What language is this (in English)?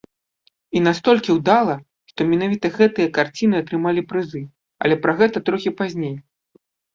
Belarusian